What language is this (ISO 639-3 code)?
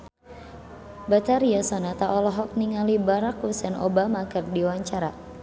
sun